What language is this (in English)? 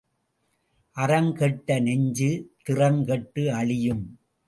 Tamil